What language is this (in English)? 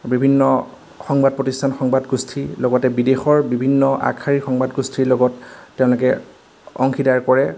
Assamese